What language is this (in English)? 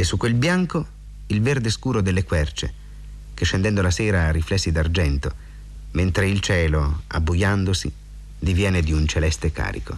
Italian